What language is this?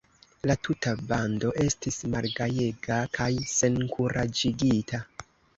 Esperanto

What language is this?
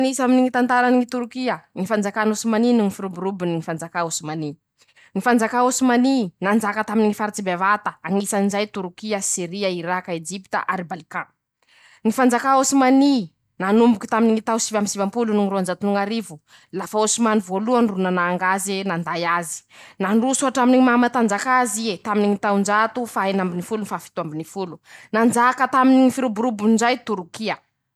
Masikoro Malagasy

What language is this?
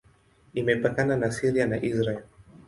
Swahili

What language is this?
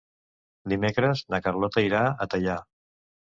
Catalan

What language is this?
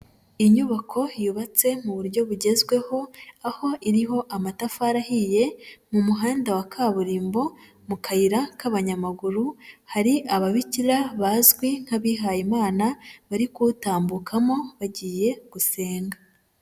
Kinyarwanda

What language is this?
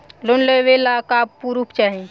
Bhojpuri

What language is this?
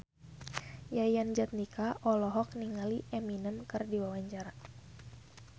Sundanese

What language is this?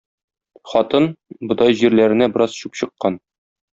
Tatar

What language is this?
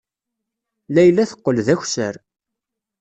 Kabyle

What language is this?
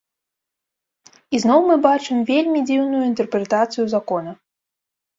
Belarusian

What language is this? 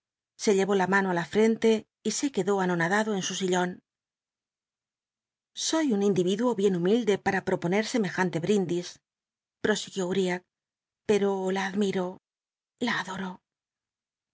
Spanish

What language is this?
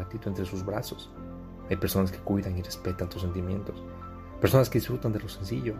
Spanish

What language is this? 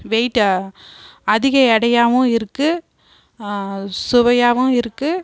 Tamil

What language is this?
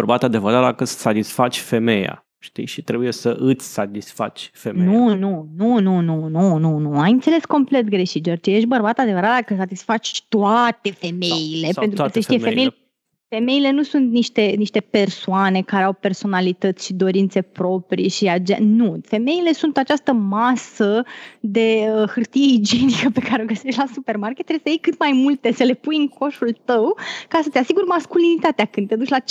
Romanian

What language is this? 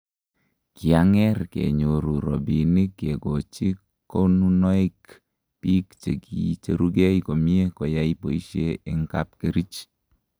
Kalenjin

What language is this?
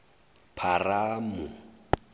Zulu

